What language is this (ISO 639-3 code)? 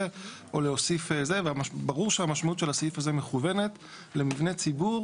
heb